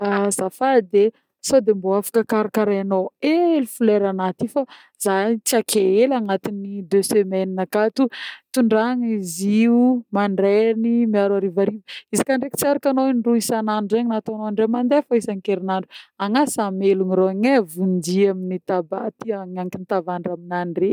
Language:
Northern Betsimisaraka Malagasy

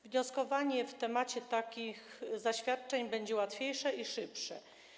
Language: Polish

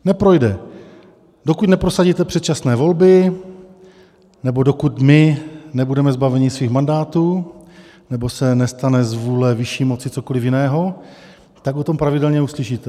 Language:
Czech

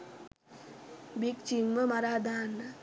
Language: Sinhala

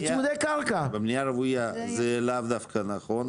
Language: Hebrew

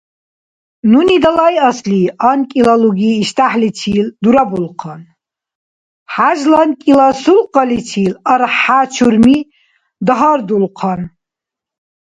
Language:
Dargwa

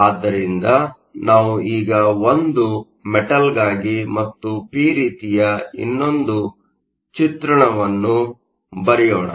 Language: Kannada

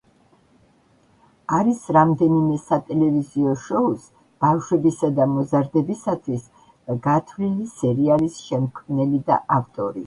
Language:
Georgian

